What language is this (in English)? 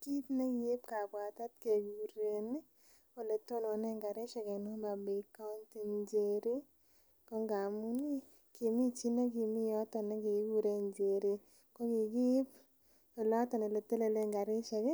Kalenjin